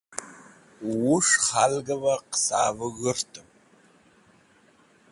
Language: Wakhi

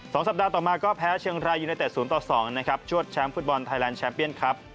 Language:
Thai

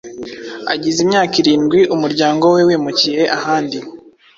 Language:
Kinyarwanda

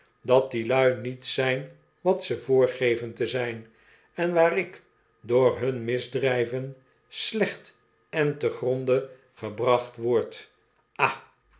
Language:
Dutch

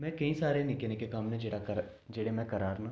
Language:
Dogri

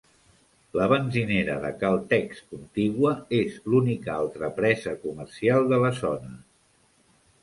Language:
Catalan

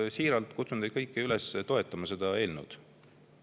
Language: Estonian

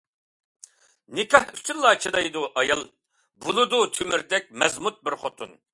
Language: Uyghur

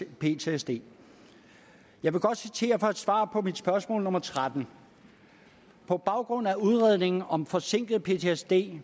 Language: Danish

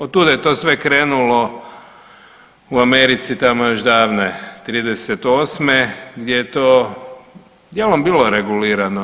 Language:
Croatian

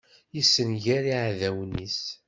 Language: Kabyle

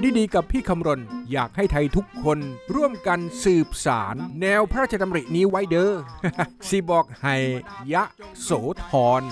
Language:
Thai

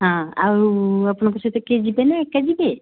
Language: Odia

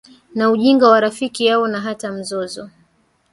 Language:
Swahili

